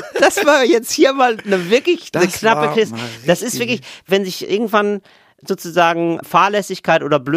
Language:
German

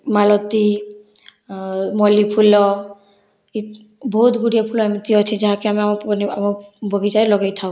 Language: Odia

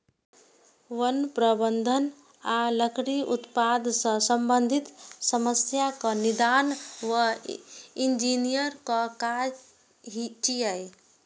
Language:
Maithili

